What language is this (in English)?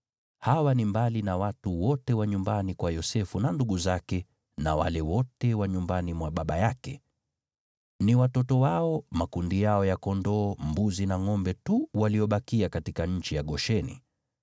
Swahili